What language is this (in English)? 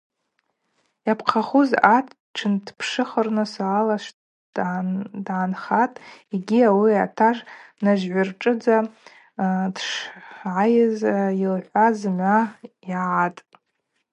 Abaza